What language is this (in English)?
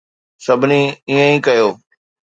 Sindhi